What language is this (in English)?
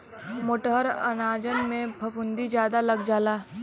Bhojpuri